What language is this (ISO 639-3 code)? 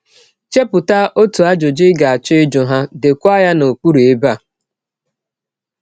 ibo